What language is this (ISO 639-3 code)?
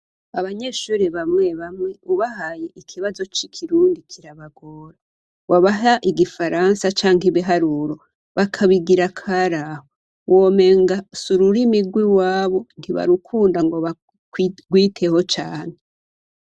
run